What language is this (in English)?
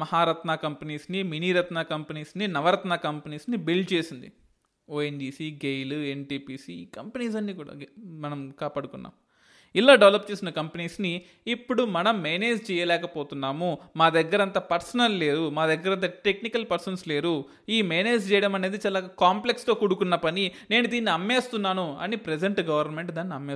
Telugu